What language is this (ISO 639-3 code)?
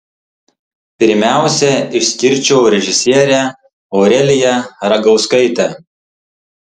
lit